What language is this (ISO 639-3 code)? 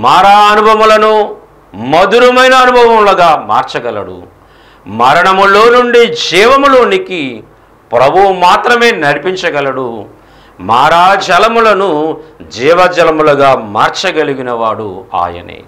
tel